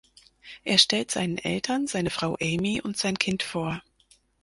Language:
German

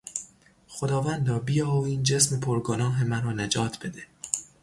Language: Persian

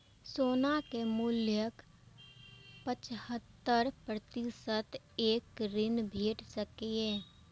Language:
Maithili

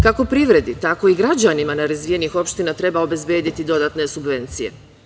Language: Serbian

